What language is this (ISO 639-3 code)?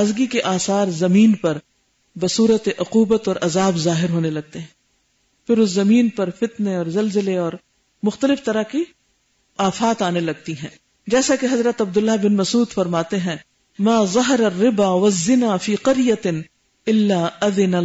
urd